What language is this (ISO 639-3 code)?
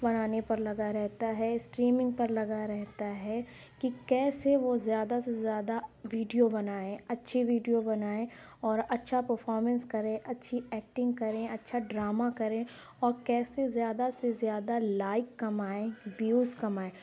urd